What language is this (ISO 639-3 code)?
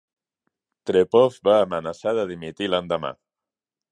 cat